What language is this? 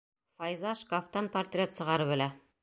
Bashkir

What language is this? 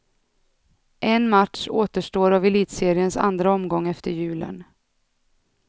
Swedish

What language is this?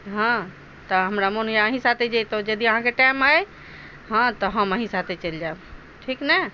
Maithili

